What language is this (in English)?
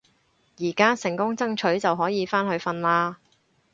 Cantonese